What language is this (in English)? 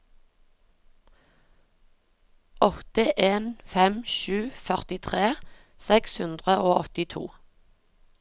Norwegian